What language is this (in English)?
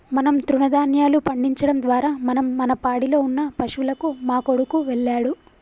Telugu